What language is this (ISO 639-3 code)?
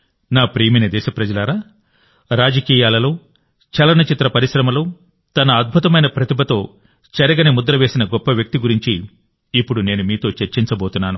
tel